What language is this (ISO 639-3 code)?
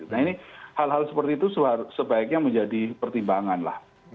ind